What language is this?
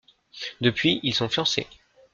French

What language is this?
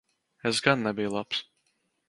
Latvian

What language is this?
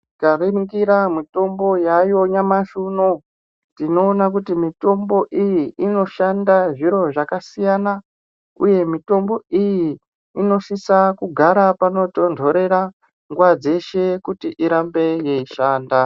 Ndau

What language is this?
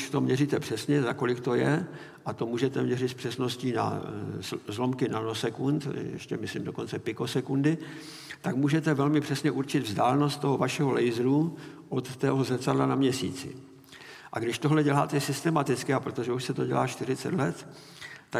Czech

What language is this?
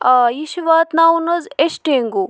Kashmiri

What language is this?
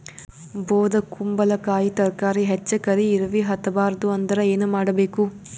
Kannada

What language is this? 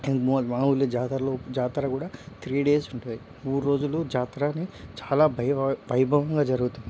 Telugu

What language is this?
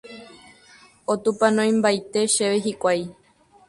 Guarani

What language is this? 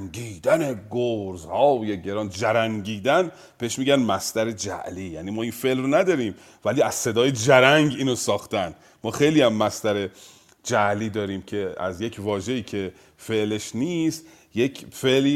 Persian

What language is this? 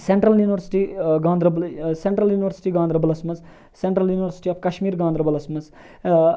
Kashmiri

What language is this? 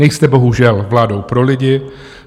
Czech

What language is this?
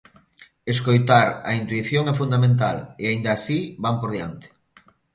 Galician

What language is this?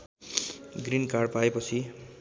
Nepali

